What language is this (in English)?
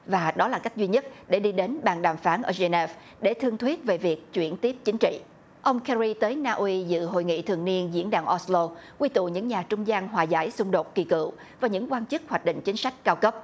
Vietnamese